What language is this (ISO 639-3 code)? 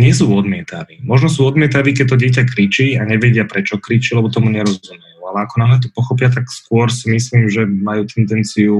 slk